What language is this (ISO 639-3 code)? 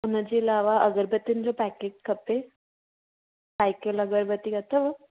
snd